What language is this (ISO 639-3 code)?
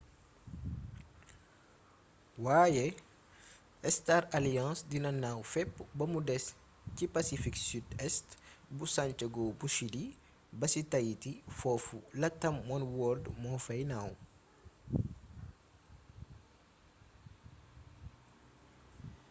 wol